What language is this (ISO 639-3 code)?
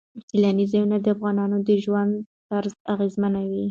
pus